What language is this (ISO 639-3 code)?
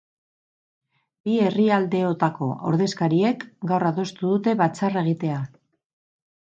eus